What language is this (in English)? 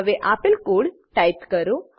Gujarati